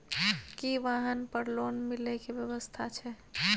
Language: Maithili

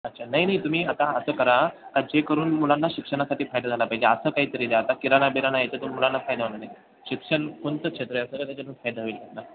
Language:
Marathi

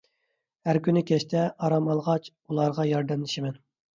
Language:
Uyghur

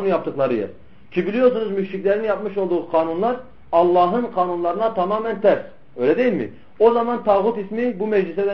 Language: Turkish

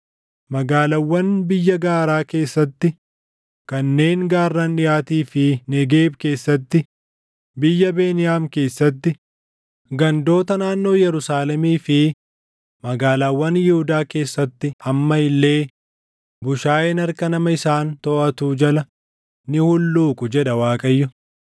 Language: Oromo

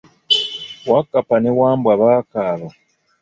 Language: Ganda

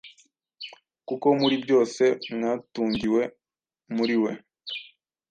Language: Kinyarwanda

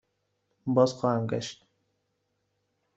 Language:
Persian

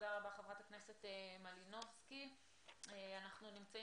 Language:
Hebrew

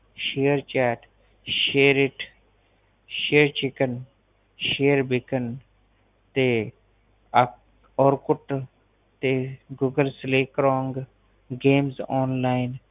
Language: Punjabi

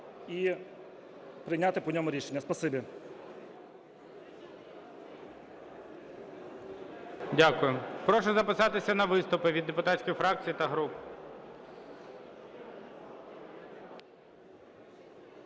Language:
Ukrainian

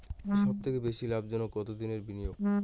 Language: Bangla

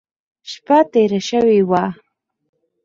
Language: Pashto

